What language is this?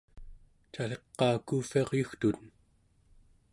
Central Yupik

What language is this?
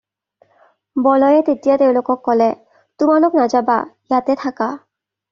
Assamese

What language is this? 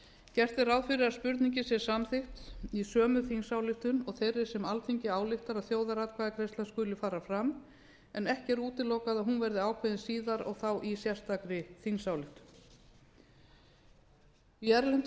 Icelandic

